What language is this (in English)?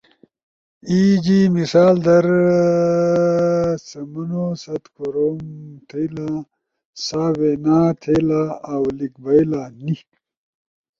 Ushojo